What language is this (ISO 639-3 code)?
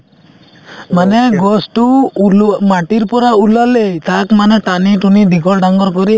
asm